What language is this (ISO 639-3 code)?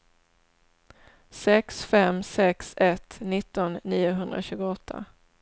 swe